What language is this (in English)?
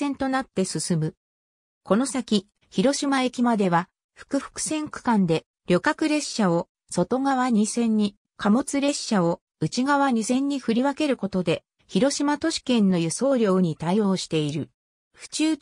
Japanese